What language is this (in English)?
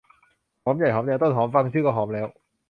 Thai